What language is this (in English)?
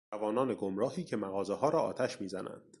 Persian